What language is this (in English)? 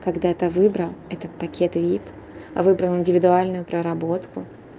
Russian